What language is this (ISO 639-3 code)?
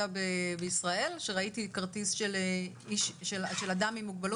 heb